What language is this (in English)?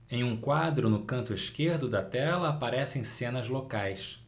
Portuguese